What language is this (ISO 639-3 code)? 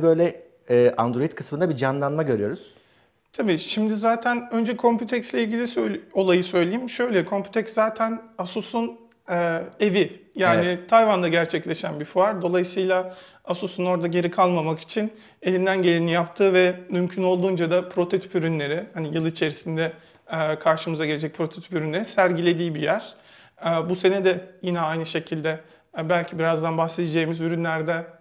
tur